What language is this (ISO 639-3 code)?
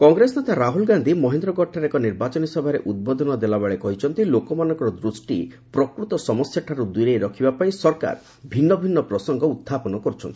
ori